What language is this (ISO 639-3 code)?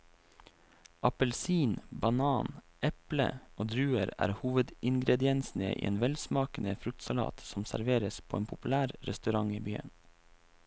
nor